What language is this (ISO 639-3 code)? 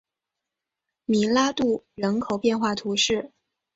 zho